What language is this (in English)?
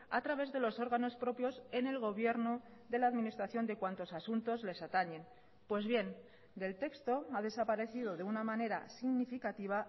Spanish